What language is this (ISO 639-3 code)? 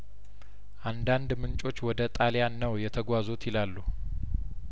amh